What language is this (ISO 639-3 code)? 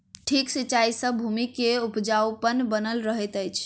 mai